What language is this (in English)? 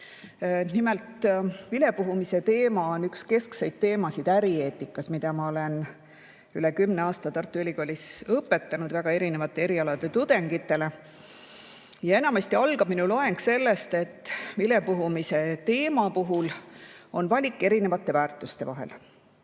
Estonian